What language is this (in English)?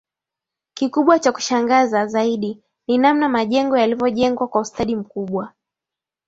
Swahili